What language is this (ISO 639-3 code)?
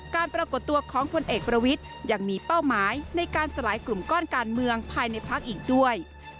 tha